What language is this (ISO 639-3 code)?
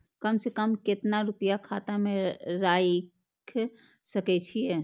mai